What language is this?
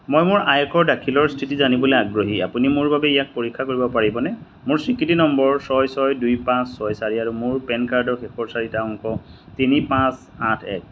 Assamese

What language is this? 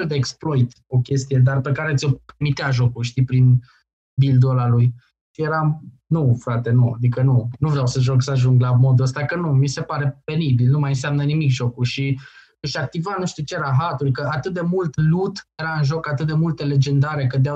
Romanian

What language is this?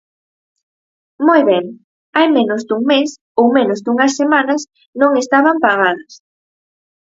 Galician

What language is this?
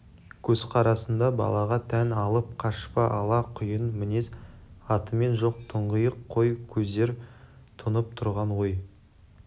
Kazakh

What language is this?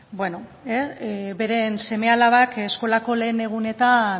Basque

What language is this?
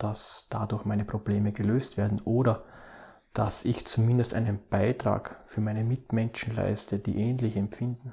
German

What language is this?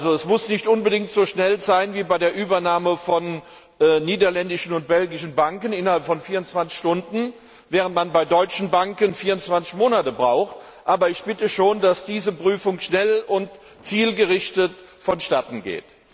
German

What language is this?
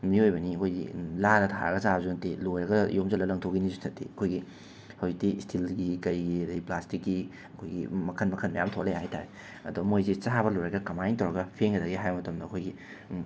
Manipuri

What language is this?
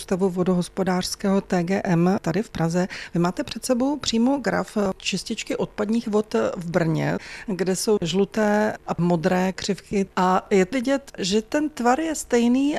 Czech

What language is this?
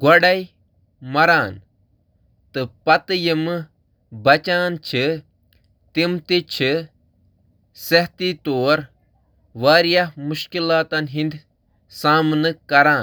Kashmiri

